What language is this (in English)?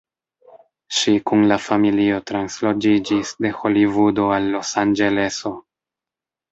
Esperanto